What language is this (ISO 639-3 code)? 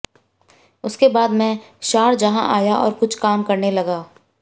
hin